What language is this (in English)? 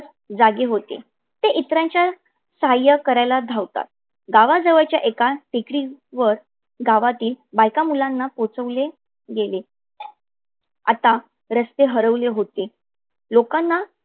Marathi